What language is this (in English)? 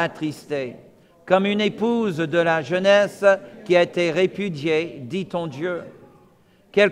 French